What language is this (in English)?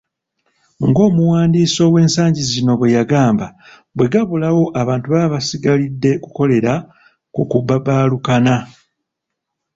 Ganda